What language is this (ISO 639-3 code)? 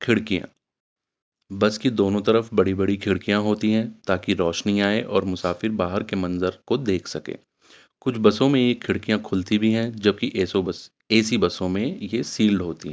urd